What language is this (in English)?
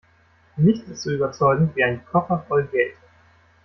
German